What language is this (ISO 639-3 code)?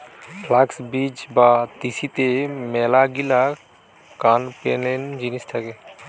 ben